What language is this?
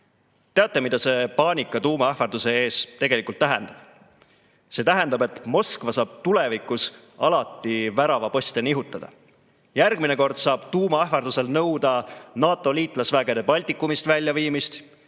Estonian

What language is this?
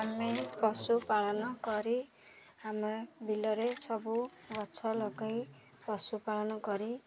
Odia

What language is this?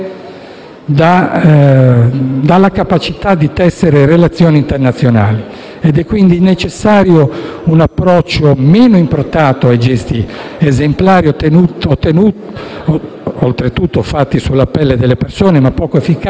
Italian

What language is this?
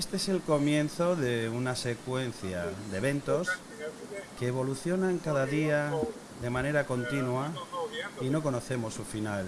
Spanish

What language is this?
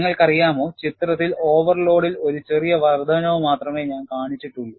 Malayalam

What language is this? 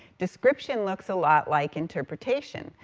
English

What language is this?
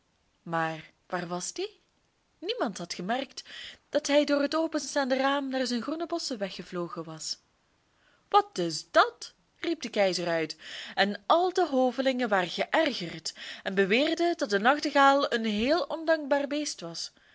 Dutch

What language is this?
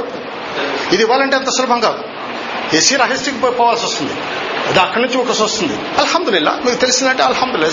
Telugu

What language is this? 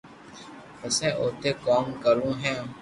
Loarki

